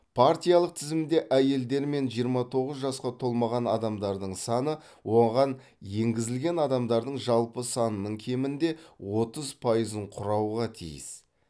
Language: Kazakh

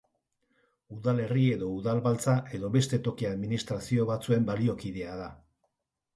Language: Basque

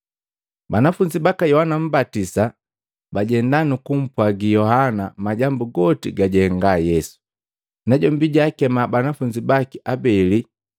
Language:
Matengo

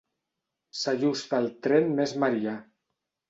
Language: Catalan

